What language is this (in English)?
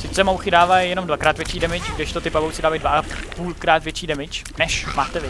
Czech